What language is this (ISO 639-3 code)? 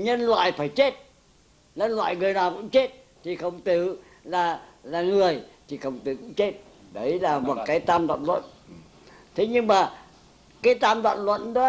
vie